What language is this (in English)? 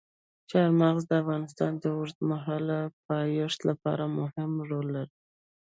Pashto